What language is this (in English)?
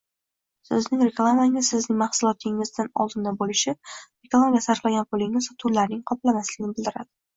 Uzbek